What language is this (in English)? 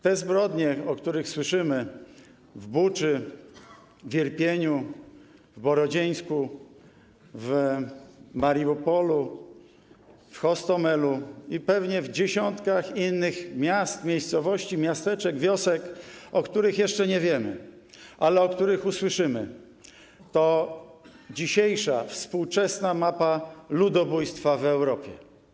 Polish